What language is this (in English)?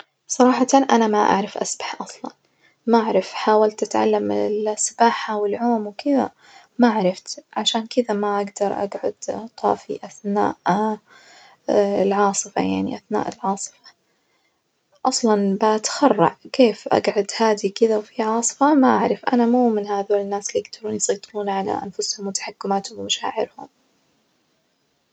Najdi Arabic